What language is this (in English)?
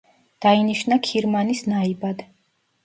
Georgian